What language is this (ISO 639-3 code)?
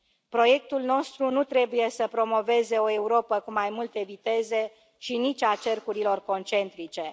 ron